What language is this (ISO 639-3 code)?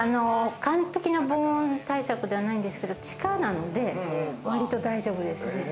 jpn